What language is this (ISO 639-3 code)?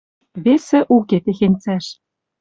mrj